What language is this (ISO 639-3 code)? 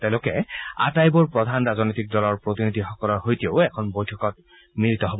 asm